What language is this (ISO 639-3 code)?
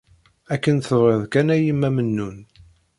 kab